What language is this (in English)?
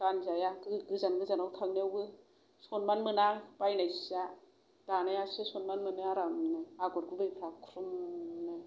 Bodo